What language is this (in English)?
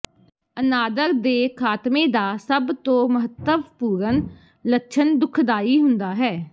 Punjabi